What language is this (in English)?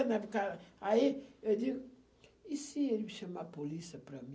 Portuguese